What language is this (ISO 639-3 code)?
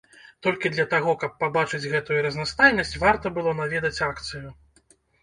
bel